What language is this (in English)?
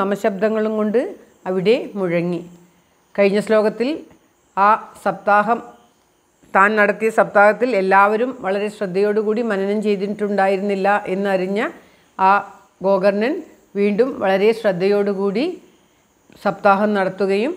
Malayalam